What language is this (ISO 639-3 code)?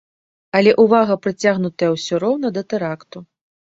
bel